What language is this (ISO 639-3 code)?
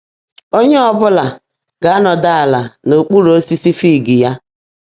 ibo